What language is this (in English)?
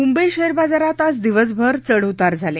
Marathi